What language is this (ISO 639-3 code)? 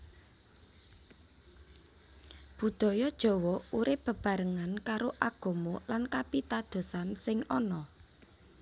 jav